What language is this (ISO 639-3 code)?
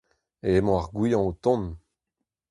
bre